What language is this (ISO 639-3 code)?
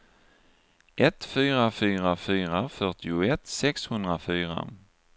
swe